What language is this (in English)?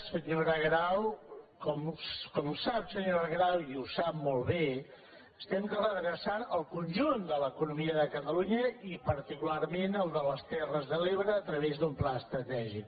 Catalan